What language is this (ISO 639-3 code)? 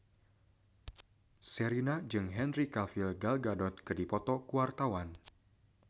sun